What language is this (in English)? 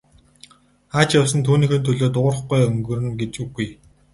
Mongolian